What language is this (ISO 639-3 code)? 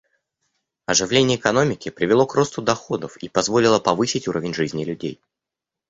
rus